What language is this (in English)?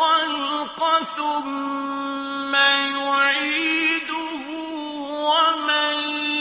Arabic